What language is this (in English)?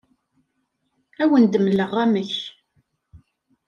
Kabyle